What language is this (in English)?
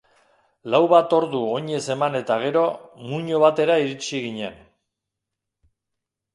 Basque